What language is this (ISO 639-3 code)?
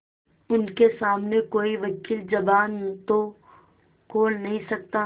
hin